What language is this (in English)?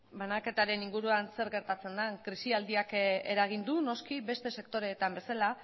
Basque